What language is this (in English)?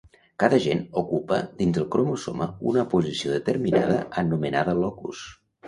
Catalan